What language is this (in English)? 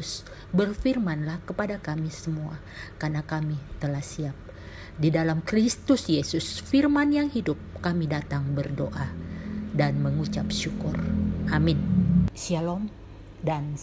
Indonesian